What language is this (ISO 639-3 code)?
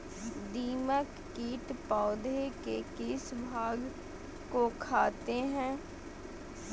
mag